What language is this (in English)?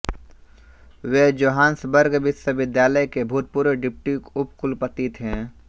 Hindi